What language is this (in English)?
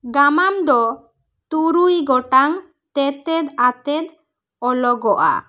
Santali